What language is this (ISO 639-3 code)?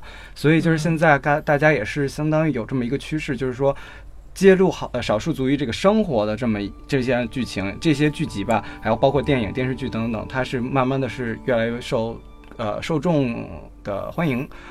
zho